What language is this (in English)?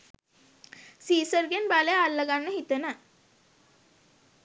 Sinhala